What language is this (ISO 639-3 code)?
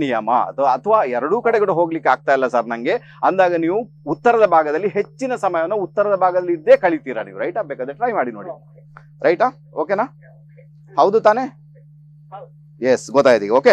ind